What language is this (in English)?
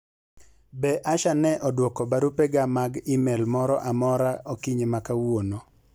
Luo (Kenya and Tanzania)